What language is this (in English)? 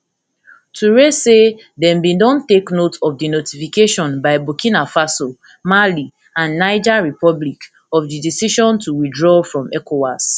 Nigerian Pidgin